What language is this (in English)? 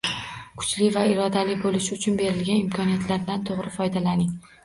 Uzbek